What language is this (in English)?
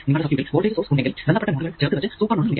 Malayalam